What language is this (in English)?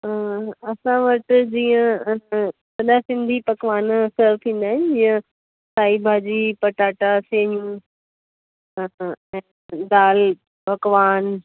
Sindhi